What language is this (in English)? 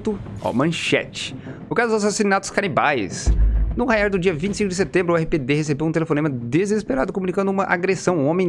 Portuguese